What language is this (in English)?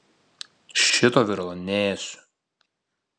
Lithuanian